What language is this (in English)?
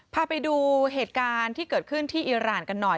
Thai